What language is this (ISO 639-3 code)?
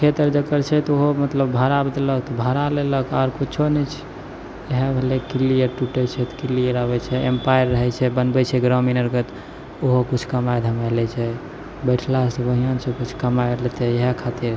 mai